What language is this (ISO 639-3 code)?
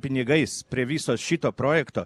lit